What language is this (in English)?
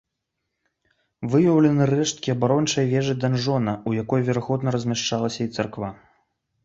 Belarusian